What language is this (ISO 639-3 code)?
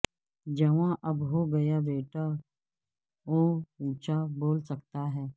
urd